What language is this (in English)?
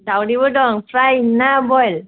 Bodo